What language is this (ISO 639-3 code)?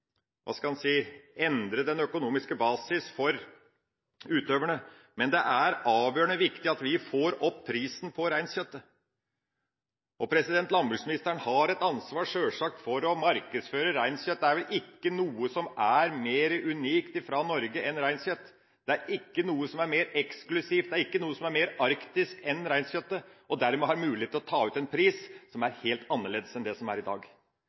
nob